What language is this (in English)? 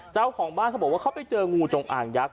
Thai